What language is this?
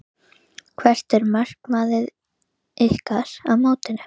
Icelandic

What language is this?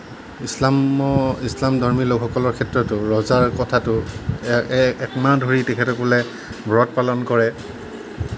Assamese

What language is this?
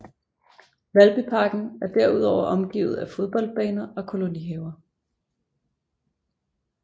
Danish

